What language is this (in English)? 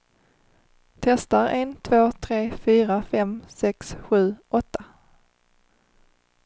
Swedish